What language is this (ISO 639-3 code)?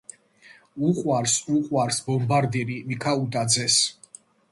kat